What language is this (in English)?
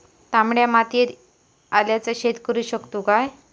Marathi